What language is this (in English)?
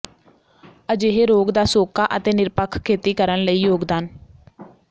Punjabi